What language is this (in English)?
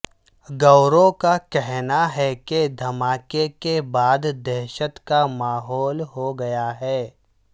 Urdu